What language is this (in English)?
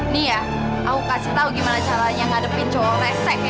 Indonesian